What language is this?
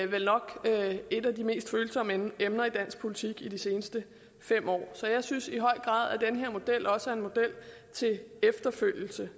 Danish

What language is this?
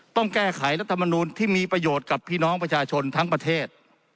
Thai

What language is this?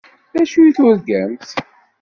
Kabyle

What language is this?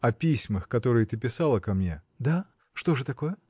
Russian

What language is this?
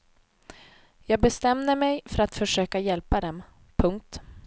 Swedish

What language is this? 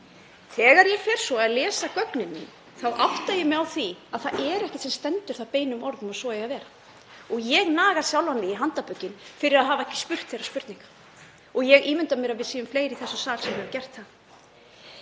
Icelandic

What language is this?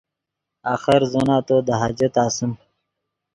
Yidgha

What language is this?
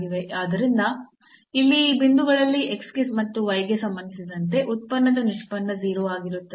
Kannada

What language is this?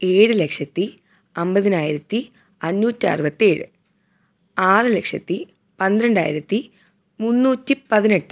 Malayalam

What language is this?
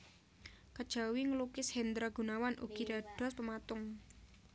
Javanese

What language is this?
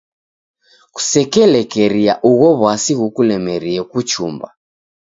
Taita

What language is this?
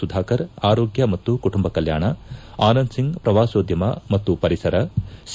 Kannada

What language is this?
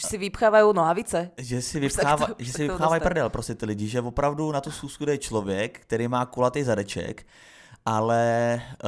Czech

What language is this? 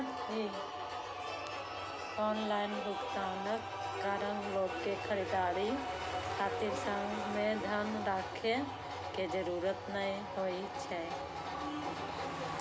Maithili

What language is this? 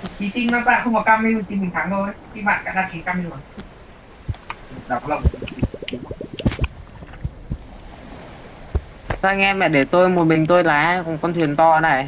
Vietnamese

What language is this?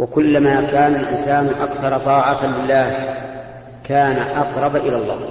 Arabic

